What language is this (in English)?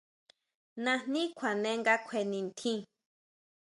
Huautla Mazatec